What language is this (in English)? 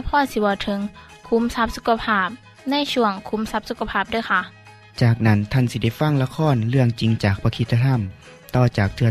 Thai